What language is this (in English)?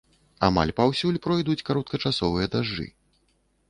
Belarusian